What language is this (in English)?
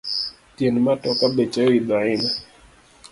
Luo (Kenya and Tanzania)